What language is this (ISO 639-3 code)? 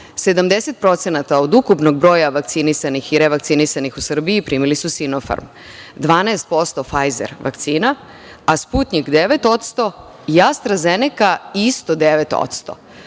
srp